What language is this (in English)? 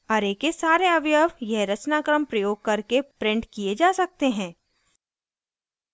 Hindi